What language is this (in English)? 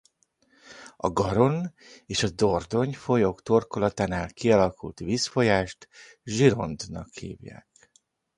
Hungarian